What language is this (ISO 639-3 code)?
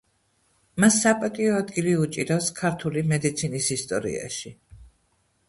kat